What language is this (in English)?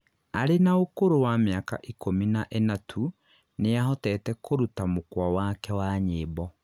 Kikuyu